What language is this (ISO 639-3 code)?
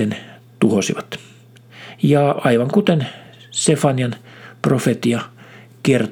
fin